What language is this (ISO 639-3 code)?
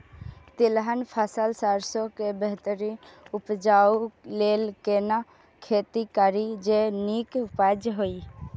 mai